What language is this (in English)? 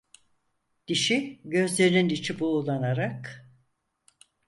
Turkish